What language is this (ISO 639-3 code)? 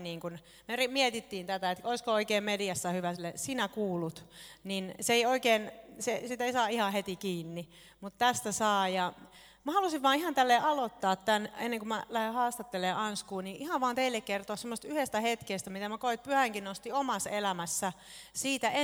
fin